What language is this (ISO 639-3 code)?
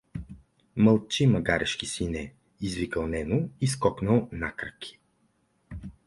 bul